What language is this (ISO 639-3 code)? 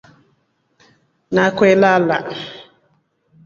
rof